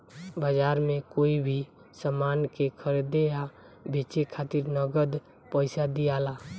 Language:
Bhojpuri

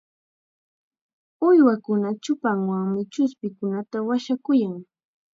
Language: Chiquián Ancash Quechua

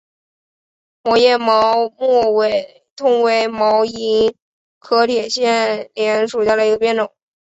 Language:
Chinese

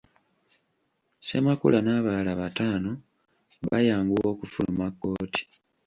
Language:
Ganda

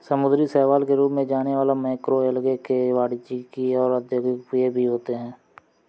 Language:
Hindi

